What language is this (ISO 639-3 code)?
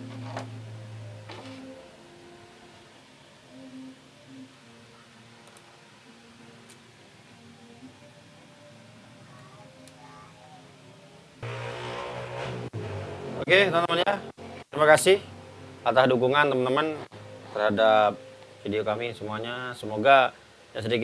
ind